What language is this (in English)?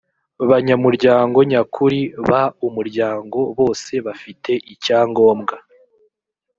Kinyarwanda